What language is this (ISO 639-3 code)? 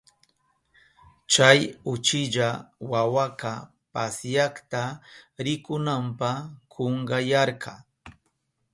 qup